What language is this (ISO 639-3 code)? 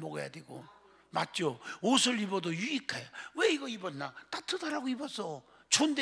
kor